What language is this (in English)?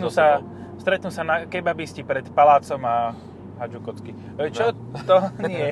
Slovak